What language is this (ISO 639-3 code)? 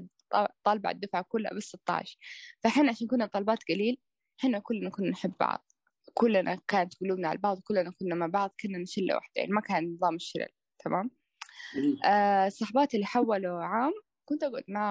ara